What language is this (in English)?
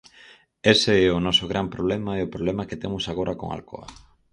Galician